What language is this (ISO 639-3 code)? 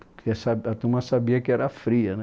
por